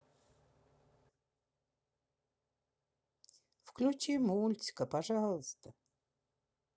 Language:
Russian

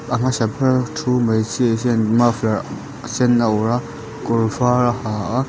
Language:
Mizo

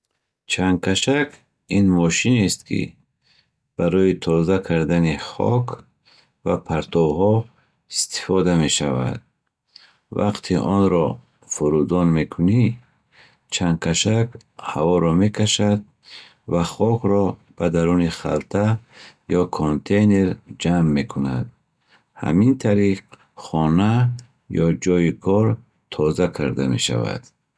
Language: Bukharic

